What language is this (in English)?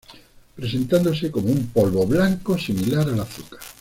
Spanish